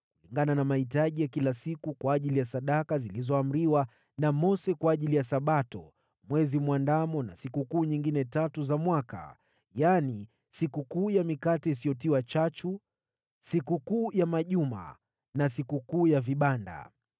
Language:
Swahili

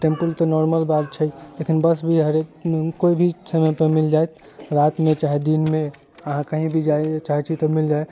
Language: Maithili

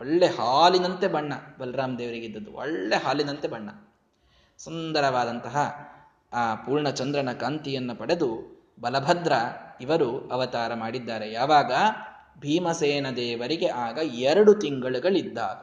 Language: Kannada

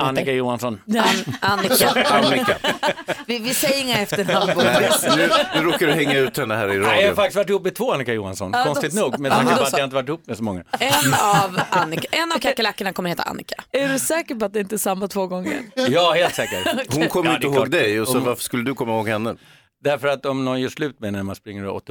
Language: Swedish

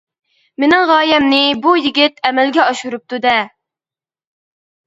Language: Uyghur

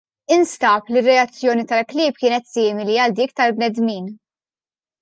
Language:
Maltese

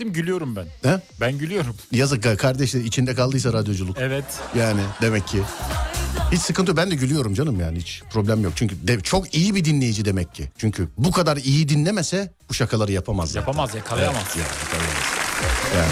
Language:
Turkish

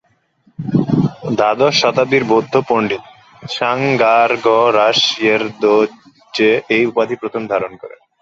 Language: Bangla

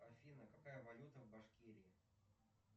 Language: Russian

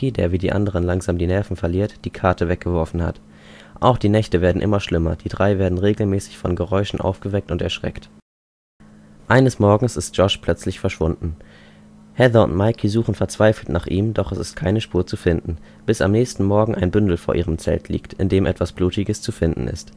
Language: German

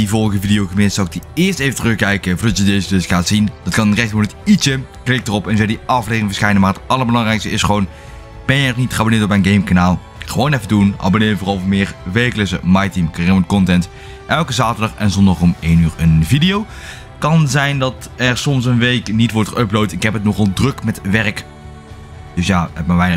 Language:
Dutch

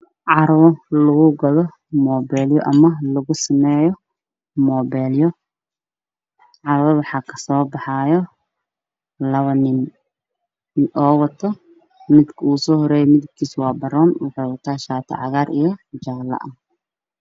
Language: Somali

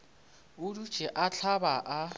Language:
Northern Sotho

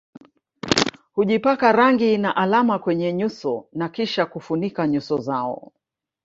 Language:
Swahili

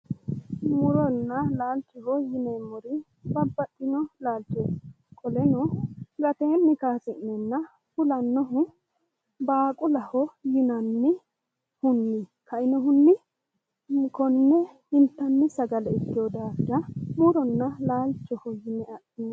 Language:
Sidamo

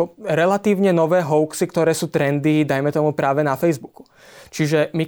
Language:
Slovak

